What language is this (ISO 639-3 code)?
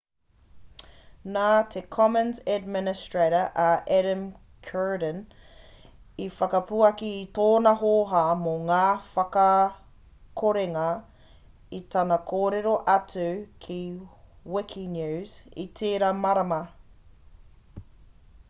mri